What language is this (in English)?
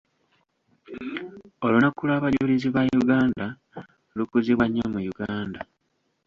Ganda